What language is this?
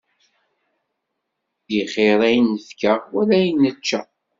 Kabyle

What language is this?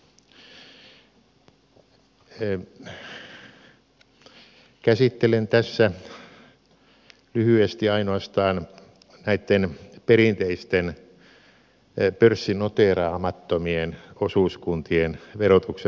Finnish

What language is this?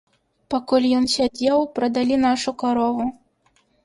Belarusian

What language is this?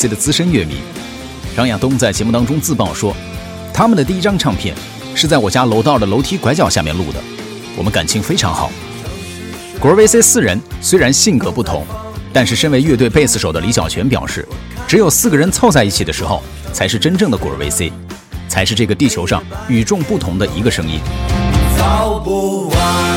Chinese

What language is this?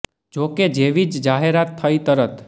Gujarati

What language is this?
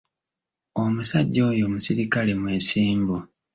Ganda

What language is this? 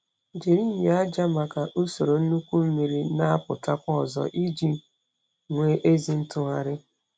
Igbo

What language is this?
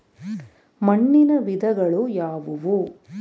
Kannada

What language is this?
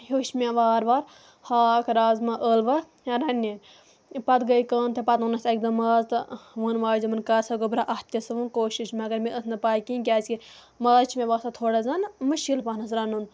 Kashmiri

